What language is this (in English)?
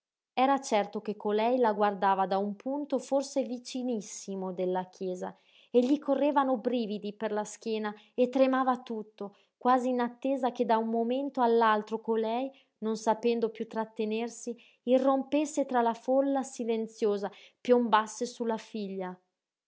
Italian